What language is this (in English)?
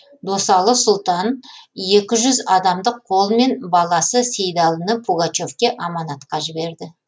Kazakh